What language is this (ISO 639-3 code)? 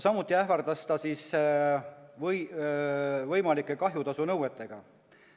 est